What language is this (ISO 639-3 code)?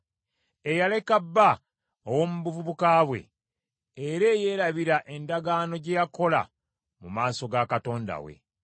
lug